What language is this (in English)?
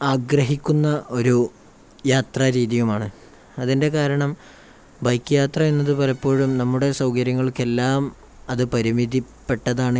Malayalam